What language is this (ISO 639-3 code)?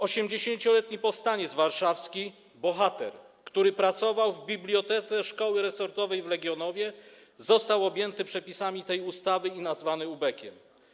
pol